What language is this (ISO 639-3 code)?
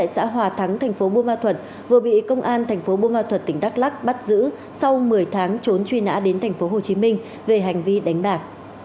vie